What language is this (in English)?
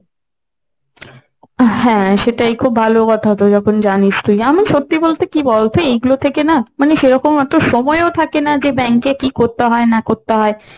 Bangla